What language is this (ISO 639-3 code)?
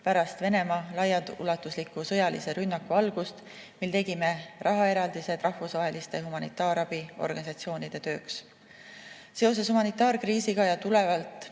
est